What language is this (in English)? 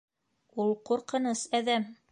Bashkir